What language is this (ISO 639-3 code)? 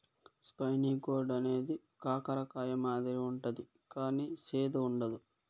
tel